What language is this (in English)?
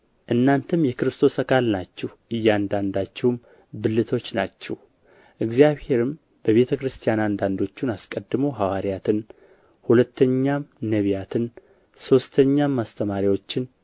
Amharic